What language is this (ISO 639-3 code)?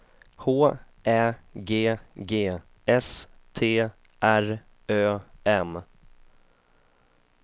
swe